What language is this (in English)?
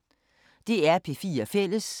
Danish